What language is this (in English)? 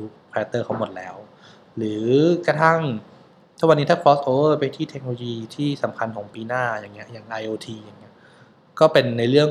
Thai